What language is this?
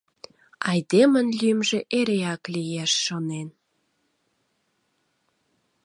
Mari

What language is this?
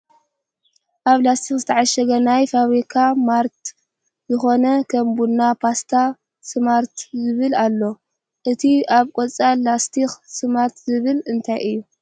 Tigrinya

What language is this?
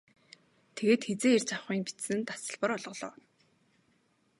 Mongolian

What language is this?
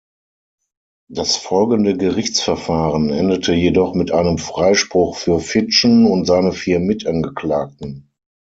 German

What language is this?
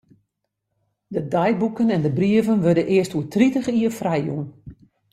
Western Frisian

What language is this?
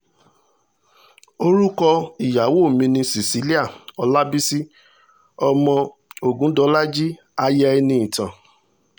Yoruba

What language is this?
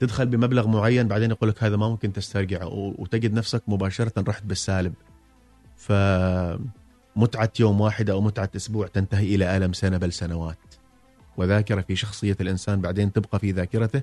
Arabic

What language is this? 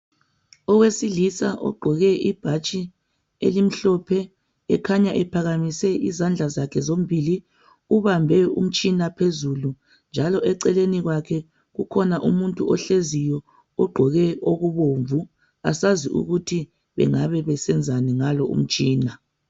North Ndebele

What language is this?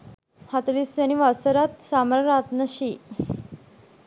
Sinhala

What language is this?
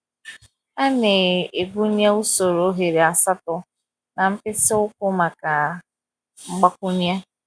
Igbo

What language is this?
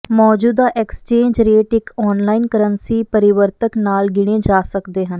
Punjabi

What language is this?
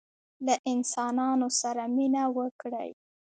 Pashto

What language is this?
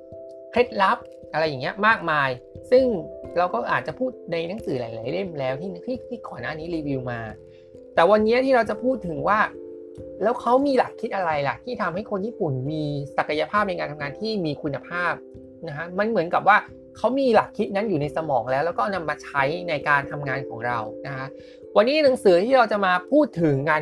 Thai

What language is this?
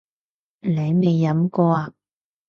Cantonese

